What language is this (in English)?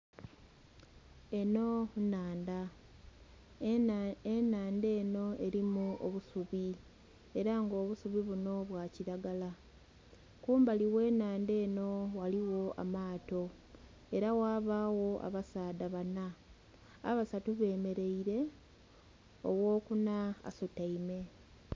Soga